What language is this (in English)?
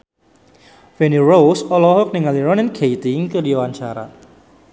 Sundanese